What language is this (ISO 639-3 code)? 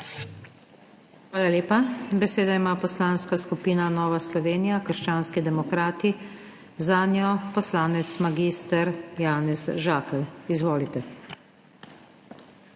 slv